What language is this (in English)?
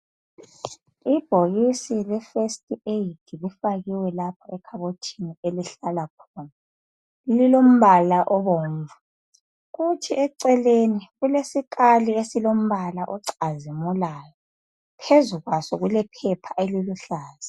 North Ndebele